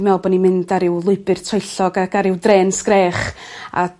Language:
Welsh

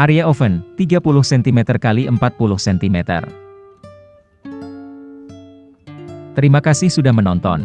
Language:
Indonesian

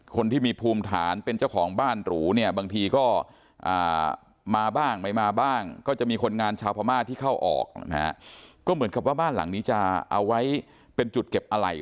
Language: Thai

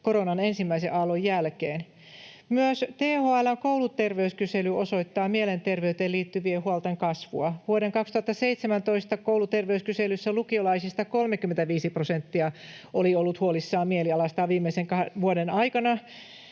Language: Finnish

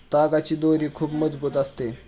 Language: Marathi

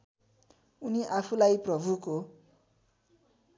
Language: Nepali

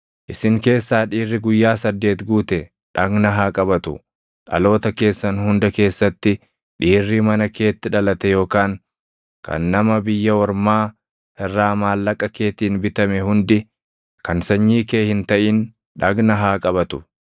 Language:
Oromo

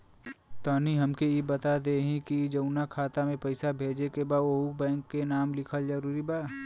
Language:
Bhojpuri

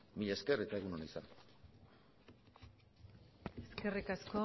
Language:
Basque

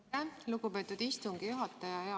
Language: Estonian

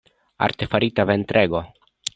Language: Esperanto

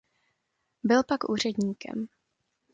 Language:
Czech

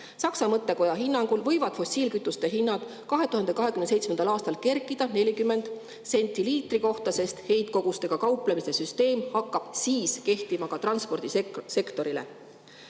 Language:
Estonian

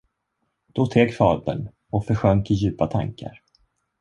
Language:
Swedish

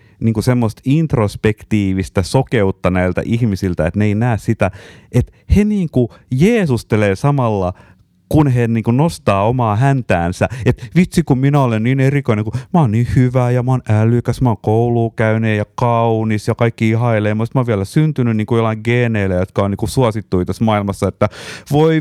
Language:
Finnish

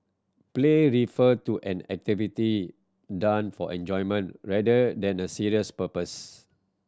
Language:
English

